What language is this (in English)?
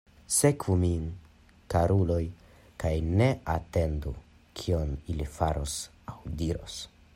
Esperanto